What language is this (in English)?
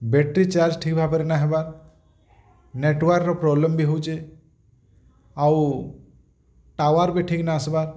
Odia